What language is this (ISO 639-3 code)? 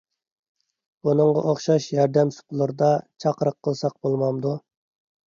uig